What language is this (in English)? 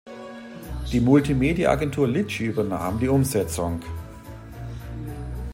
German